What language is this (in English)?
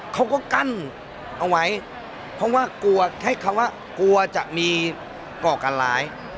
Thai